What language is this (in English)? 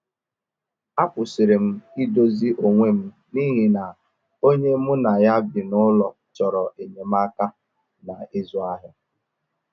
Igbo